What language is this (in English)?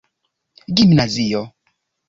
Esperanto